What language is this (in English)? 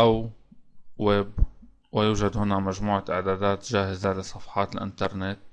Arabic